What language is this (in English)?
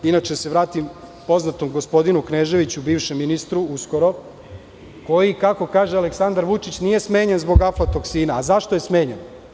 Serbian